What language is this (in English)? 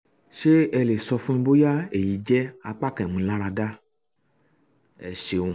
Yoruba